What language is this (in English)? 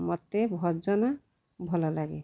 Odia